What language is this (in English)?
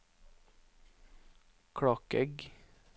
Norwegian